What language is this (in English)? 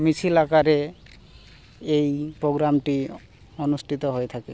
Bangla